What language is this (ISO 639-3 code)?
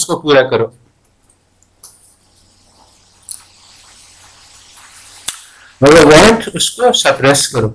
urd